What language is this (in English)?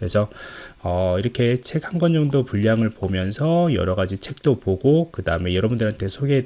Korean